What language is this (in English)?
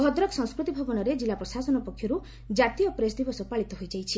Odia